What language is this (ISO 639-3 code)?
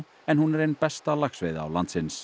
isl